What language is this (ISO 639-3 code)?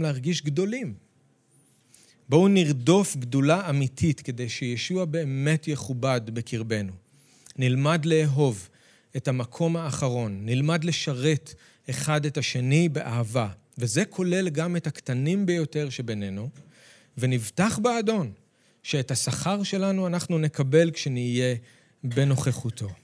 heb